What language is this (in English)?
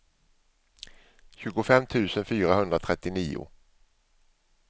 Swedish